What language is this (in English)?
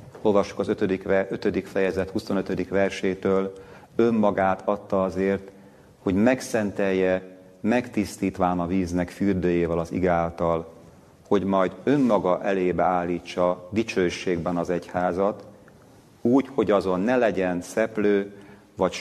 Hungarian